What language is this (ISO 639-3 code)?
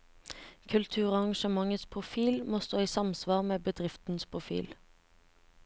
nor